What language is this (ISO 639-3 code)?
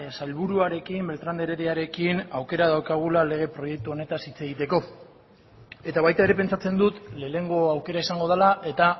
eus